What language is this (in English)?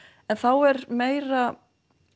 Icelandic